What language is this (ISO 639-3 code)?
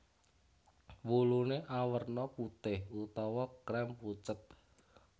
jav